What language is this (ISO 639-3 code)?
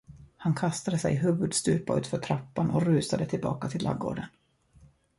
swe